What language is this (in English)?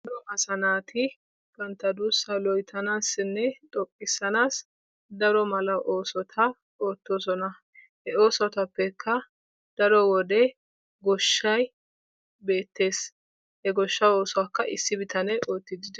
Wolaytta